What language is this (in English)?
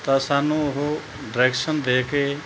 Punjabi